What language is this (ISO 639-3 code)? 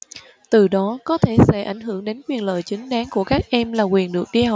vie